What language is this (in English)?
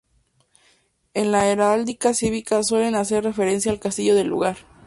Spanish